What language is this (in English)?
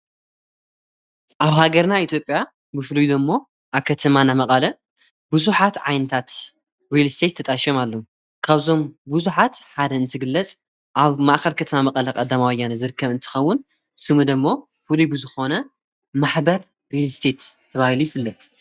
Tigrinya